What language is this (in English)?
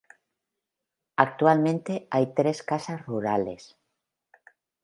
Spanish